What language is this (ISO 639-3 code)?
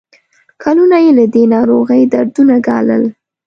pus